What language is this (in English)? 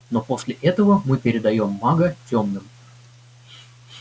Russian